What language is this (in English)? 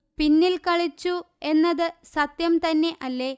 Malayalam